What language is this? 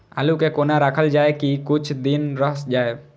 Maithili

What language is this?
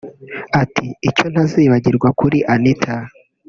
Kinyarwanda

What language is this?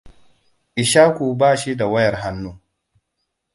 Hausa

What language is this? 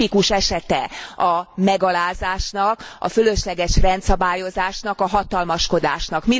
Hungarian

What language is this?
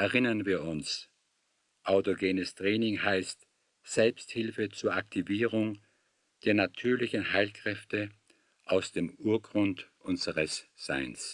German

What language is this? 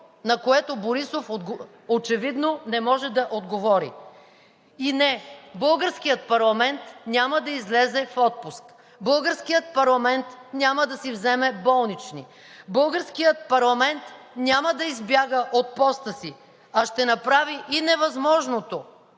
Bulgarian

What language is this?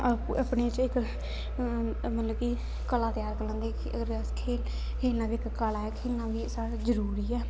Dogri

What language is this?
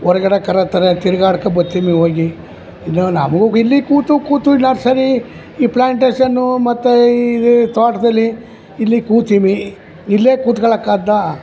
Kannada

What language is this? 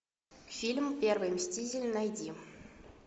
Russian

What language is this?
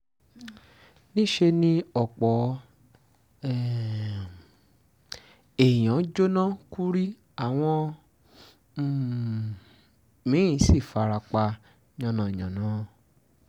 Yoruba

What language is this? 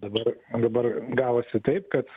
Lithuanian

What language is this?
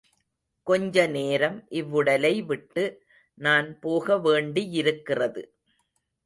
Tamil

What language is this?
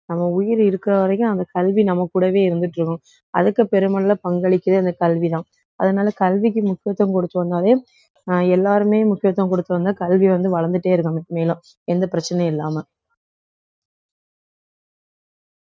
Tamil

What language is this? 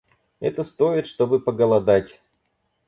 Russian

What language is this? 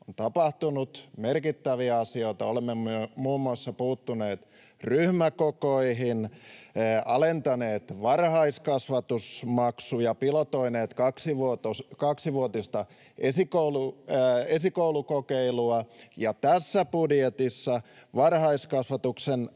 Finnish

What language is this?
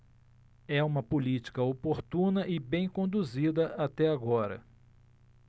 Portuguese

